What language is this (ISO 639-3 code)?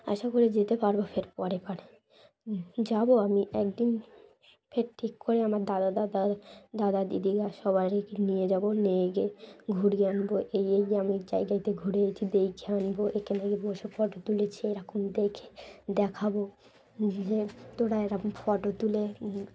ben